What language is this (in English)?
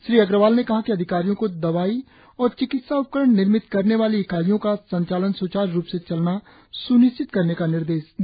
Hindi